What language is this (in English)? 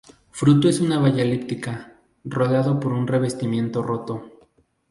Spanish